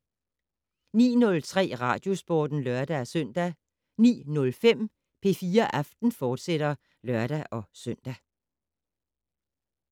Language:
Danish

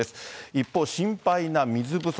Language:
Japanese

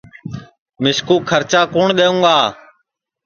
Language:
Sansi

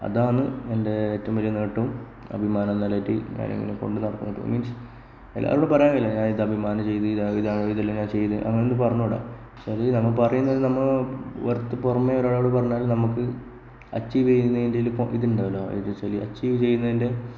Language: Malayalam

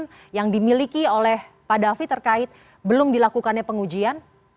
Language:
Indonesian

